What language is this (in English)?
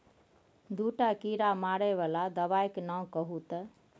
Maithili